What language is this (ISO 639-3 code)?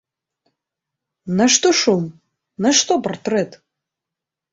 bel